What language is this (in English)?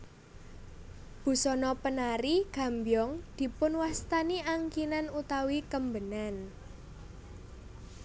Javanese